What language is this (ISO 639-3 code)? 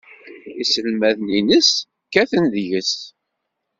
kab